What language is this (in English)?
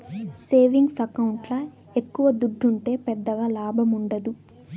Telugu